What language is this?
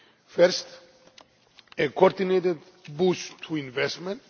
English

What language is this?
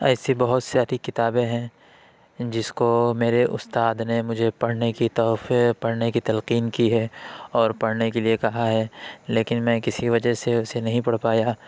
Urdu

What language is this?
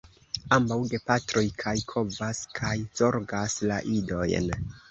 Esperanto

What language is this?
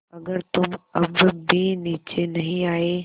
Hindi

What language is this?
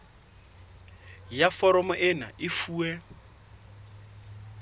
Southern Sotho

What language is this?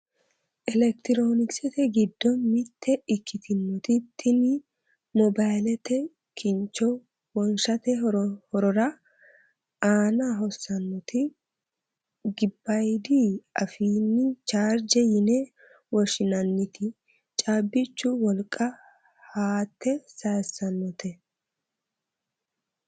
Sidamo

